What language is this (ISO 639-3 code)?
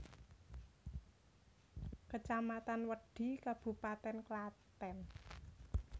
jav